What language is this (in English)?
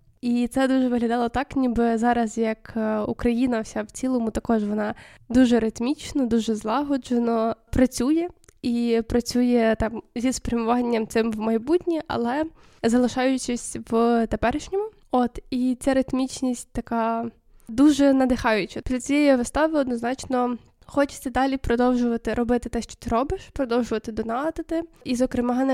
Ukrainian